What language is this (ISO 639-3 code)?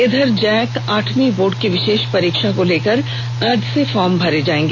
hin